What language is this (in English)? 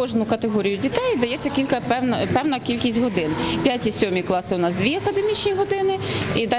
Ukrainian